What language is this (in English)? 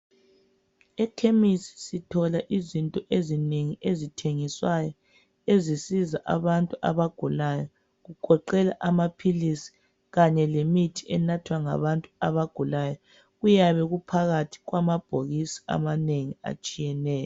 North Ndebele